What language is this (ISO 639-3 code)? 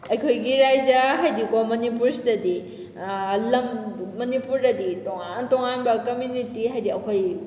mni